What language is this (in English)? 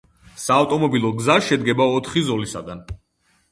Georgian